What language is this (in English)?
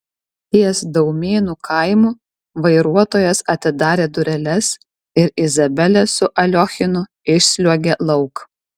Lithuanian